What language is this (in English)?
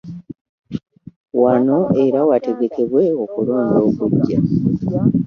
Ganda